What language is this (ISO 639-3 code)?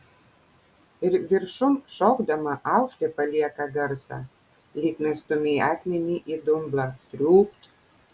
lit